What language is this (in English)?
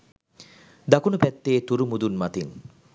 Sinhala